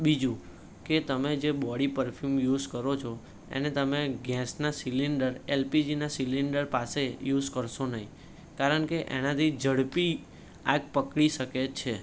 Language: Gujarati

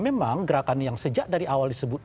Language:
Indonesian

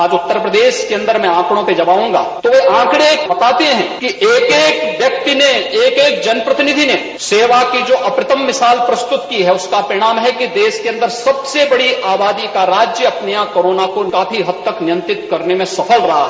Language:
Hindi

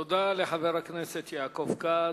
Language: Hebrew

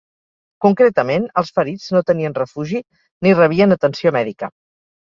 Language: Catalan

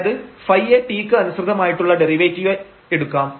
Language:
Malayalam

